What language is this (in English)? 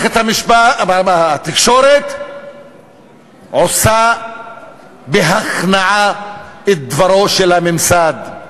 Hebrew